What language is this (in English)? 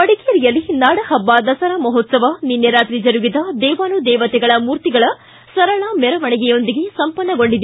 Kannada